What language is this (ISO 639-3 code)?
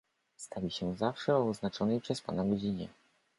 pol